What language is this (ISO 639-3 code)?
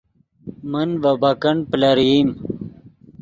ydg